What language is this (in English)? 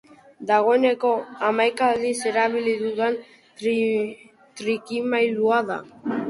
Basque